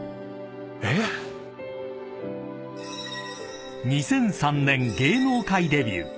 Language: Japanese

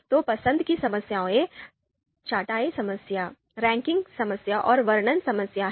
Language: Hindi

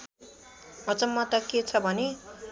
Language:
Nepali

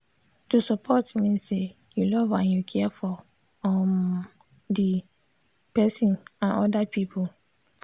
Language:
Nigerian Pidgin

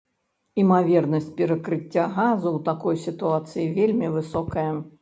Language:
Belarusian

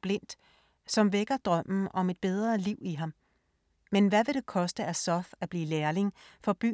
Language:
Danish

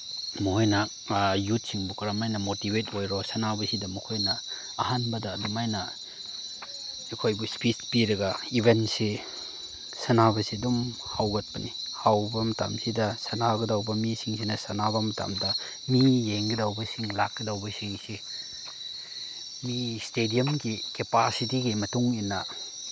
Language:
Manipuri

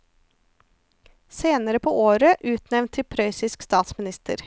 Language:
Norwegian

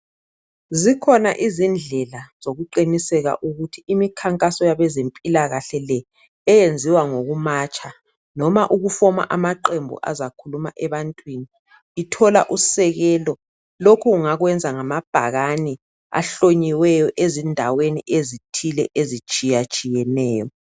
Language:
North Ndebele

